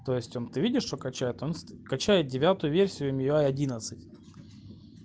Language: Russian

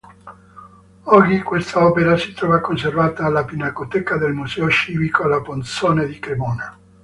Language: Italian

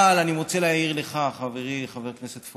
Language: Hebrew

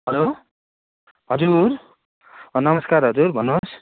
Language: Nepali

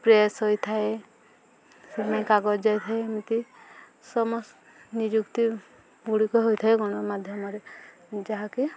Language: Odia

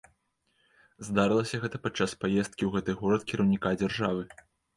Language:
Belarusian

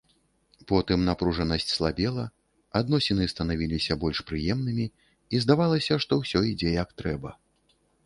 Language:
Belarusian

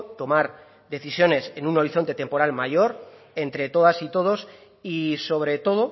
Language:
Spanish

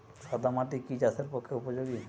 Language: Bangla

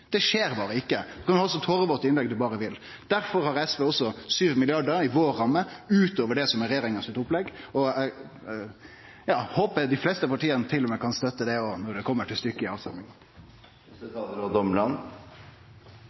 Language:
Norwegian Nynorsk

